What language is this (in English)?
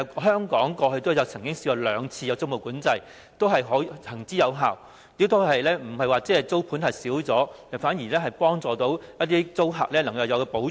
Cantonese